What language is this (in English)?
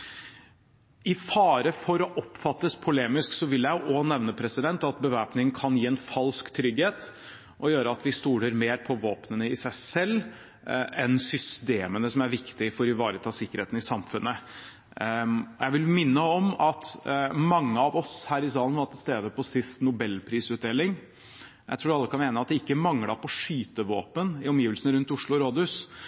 Norwegian Bokmål